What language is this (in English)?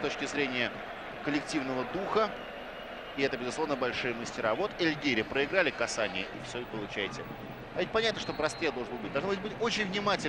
Russian